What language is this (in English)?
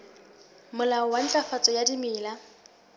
Southern Sotho